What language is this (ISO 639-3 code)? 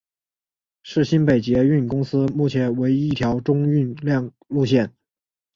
zho